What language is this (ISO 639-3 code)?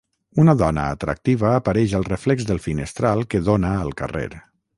cat